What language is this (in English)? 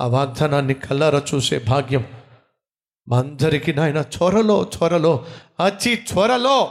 Telugu